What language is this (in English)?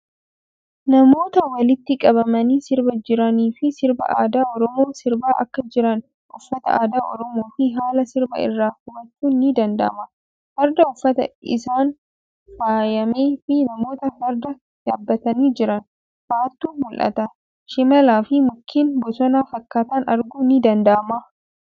Oromo